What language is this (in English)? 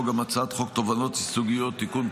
Hebrew